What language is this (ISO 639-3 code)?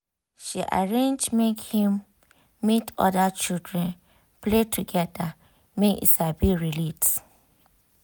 pcm